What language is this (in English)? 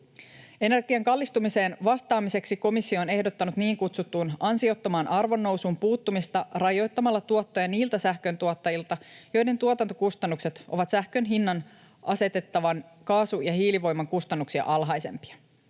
Finnish